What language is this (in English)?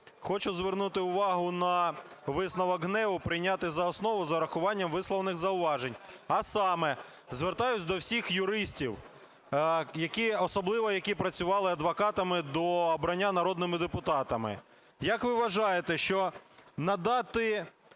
Ukrainian